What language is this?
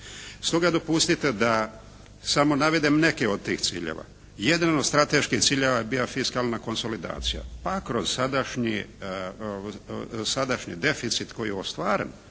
Croatian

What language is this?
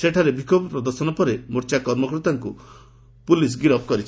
Odia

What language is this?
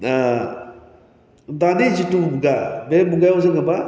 Bodo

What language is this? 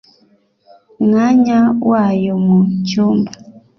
Kinyarwanda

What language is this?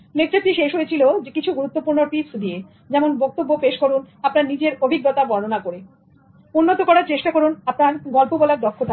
Bangla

